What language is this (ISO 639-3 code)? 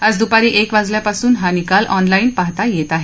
mar